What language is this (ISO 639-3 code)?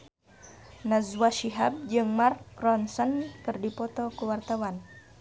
sun